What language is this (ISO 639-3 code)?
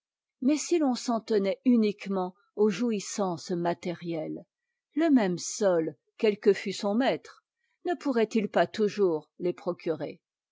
fra